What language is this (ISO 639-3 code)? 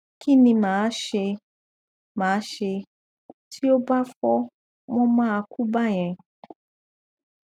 yor